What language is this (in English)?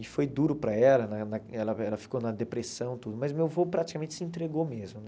Portuguese